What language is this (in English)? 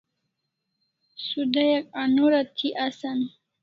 Kalasha